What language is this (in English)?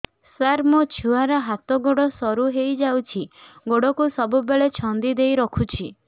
Odia